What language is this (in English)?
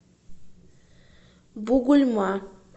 Russian